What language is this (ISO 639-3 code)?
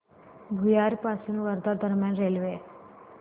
mar